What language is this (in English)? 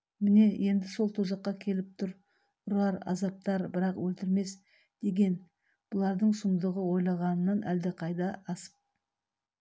Kazakh